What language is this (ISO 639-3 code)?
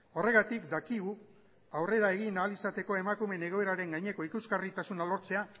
eus